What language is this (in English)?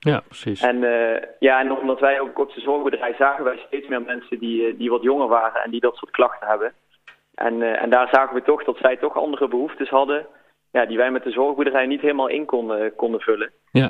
Dutch